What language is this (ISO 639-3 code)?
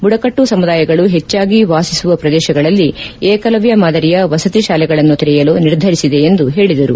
kan